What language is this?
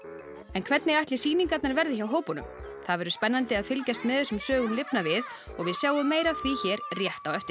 Icelandic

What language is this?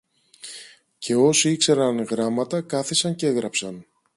Greek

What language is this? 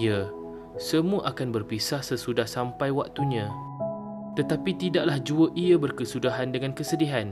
Malay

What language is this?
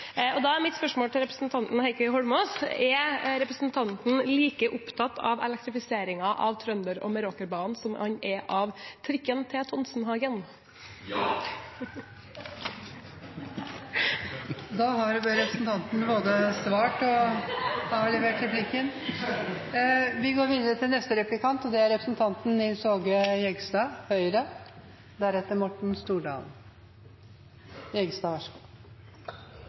Norwegian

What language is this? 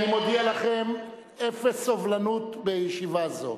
Hebrew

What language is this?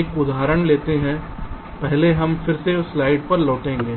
Hindi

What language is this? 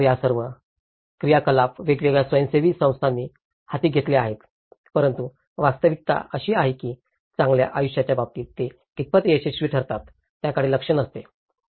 Marathi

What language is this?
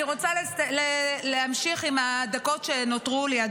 Hebrew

